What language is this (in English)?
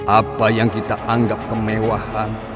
Indonesian